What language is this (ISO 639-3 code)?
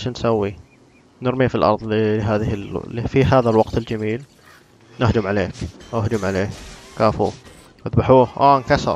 ara